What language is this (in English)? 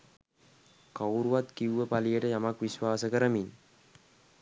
Sinhala